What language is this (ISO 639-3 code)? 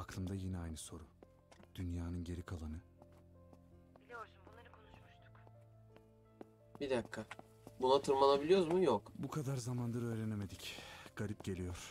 tur